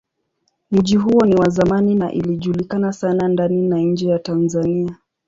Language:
Swahili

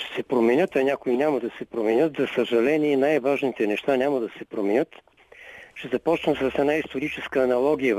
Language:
Bulgarian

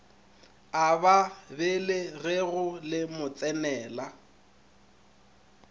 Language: Northern Sotho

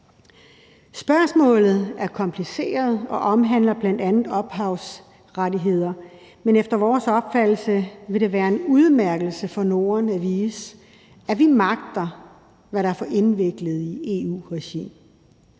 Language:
Danish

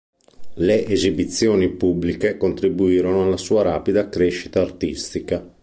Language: Italian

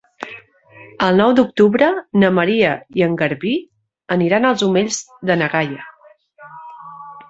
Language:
Catalan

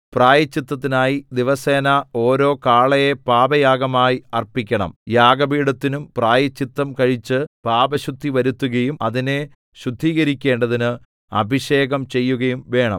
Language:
Malayalam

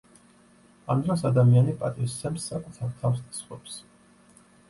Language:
Georgian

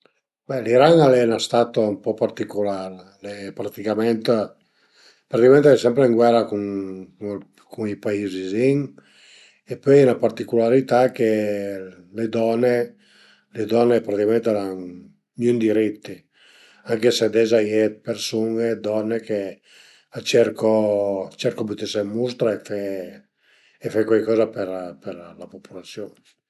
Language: Piedmontese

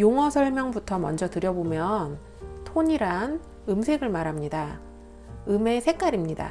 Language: Korean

